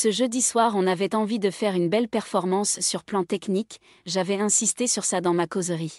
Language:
French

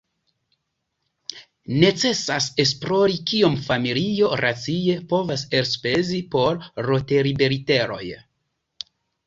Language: Esperanto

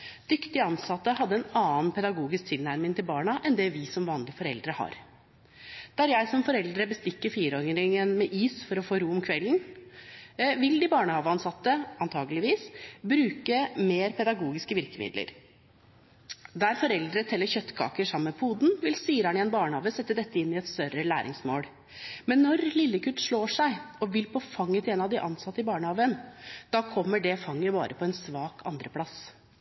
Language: Norwegian Bokmål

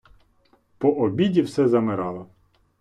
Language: Ukrainian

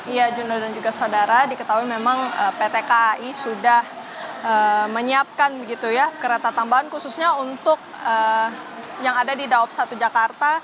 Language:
Indonesian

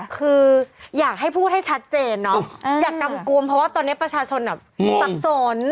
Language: Thai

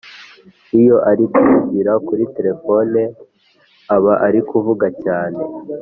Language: Kinyarwanda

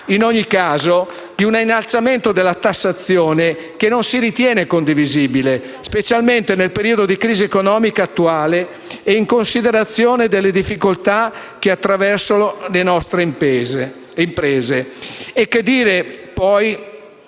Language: Italian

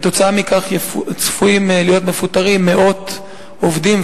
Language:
Hebrew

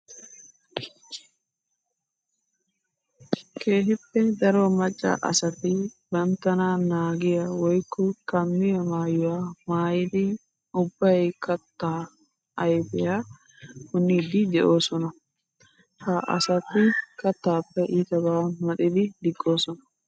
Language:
Wolaytta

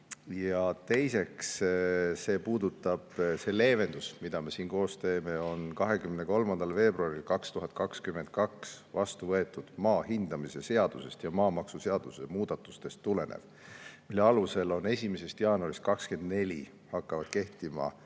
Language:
Estonian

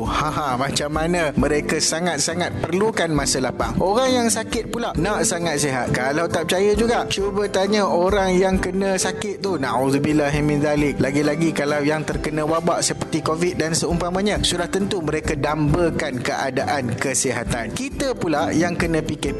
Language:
Malay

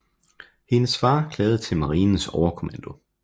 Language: Danish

